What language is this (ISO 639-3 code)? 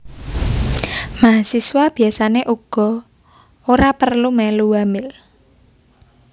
jav